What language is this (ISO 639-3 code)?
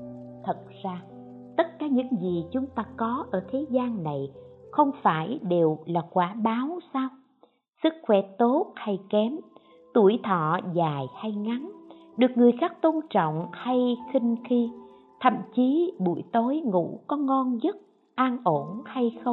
vie